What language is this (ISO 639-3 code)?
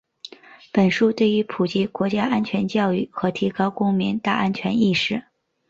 zho